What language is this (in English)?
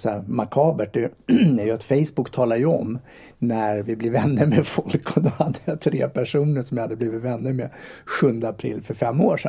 Swedish